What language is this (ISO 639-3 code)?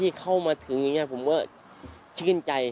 tha